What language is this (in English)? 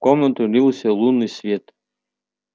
Russian